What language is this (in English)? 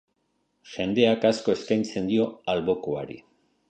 Basque